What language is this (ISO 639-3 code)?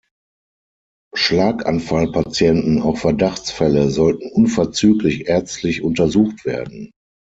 deu